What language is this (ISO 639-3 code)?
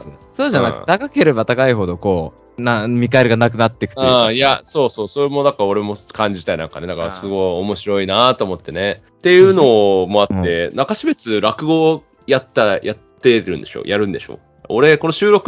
jpn